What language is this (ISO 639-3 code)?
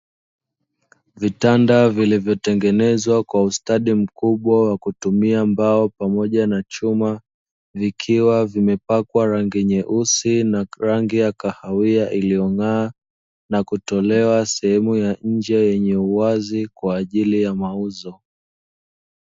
swa